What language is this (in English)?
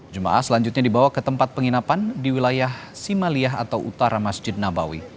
Indonesian